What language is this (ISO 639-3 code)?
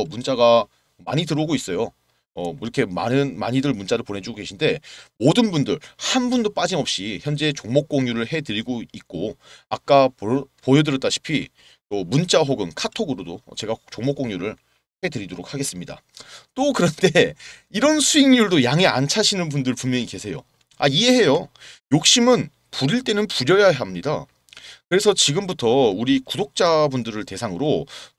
kor